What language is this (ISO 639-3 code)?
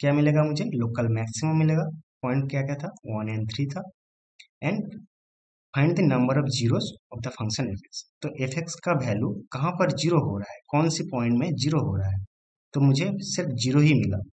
hin